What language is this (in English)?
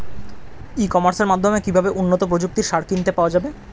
Bangla